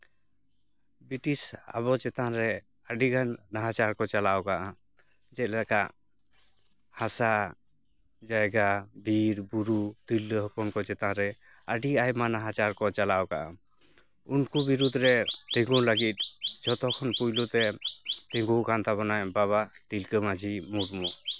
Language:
Santali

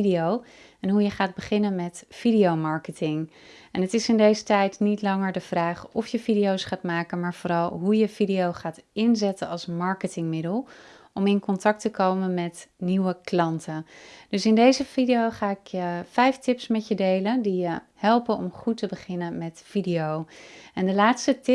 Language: Dutch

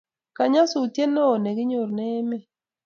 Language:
Kalenjin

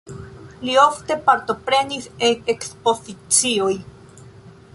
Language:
Esperanto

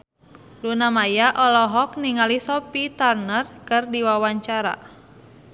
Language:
Sundanese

